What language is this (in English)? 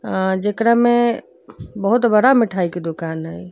Bhojpuri